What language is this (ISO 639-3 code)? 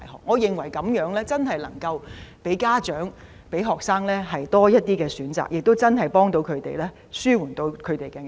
yue